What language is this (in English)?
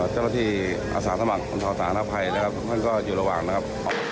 Thai